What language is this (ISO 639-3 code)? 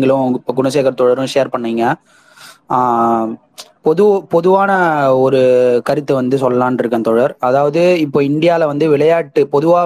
tam